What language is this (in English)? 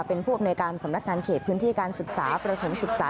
Thai